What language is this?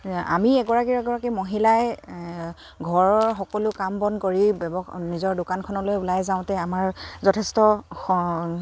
Assamese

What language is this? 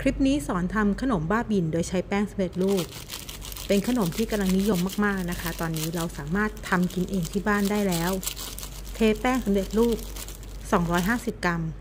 Thai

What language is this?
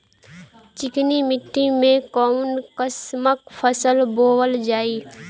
Bhojpuri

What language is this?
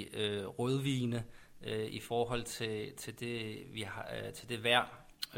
Danish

